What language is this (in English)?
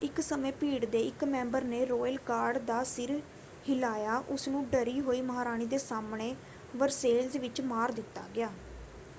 Punjabi